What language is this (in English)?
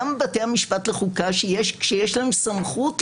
Hebrew